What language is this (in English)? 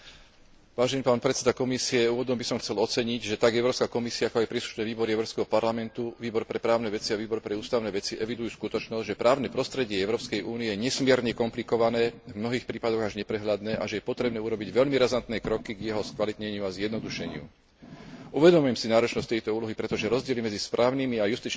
Slovak